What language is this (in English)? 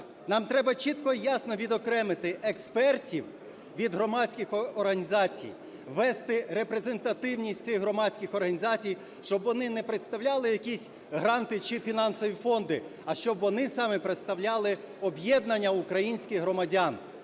Ukrainian